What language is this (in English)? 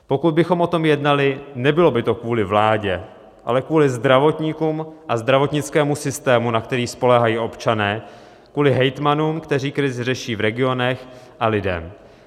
Czech